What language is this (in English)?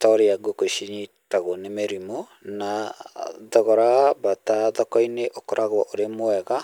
Kikuyu